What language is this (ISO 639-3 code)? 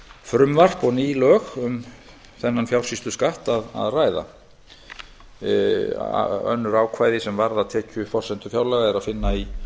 isl